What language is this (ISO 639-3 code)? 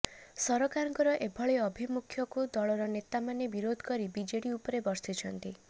ori